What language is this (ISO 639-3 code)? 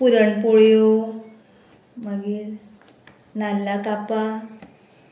kok